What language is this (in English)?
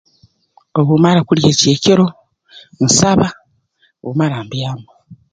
Tooro